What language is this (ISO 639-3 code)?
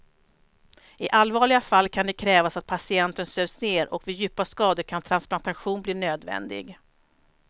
swe